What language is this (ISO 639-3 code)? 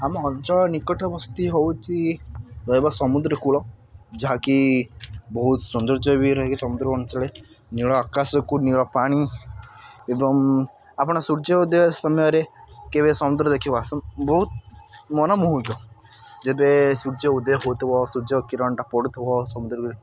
ori